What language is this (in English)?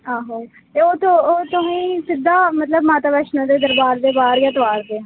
Dogri